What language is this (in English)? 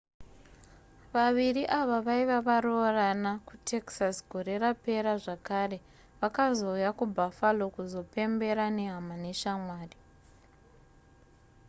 Shona